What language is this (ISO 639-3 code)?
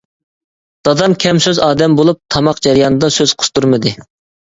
uig